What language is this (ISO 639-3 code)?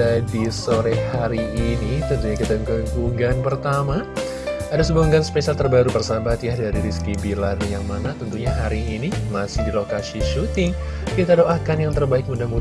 ind